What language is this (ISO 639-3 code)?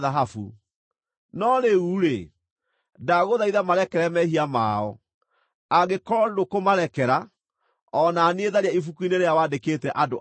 kik